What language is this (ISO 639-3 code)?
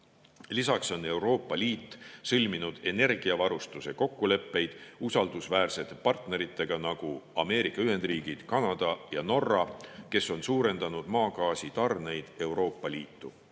est